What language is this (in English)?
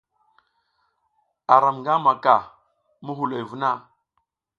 South Giziga